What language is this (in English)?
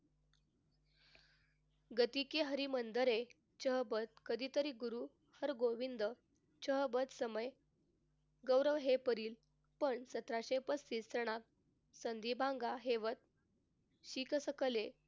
Marathi